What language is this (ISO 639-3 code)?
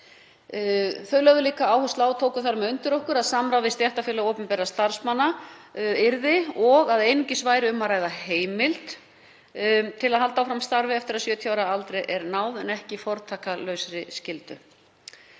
isl